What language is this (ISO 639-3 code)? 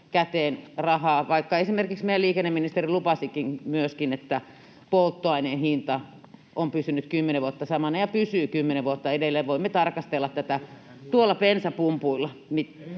fin